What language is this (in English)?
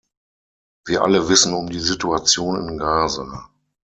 German